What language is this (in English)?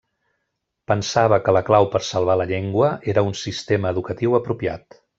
Catalan